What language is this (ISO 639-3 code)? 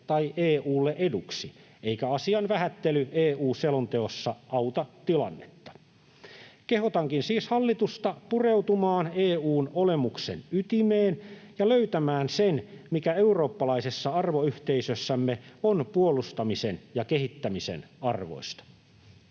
fin